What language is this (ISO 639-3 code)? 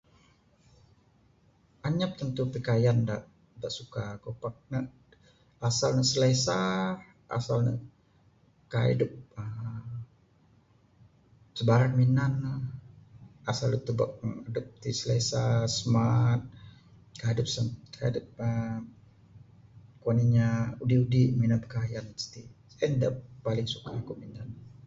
sdo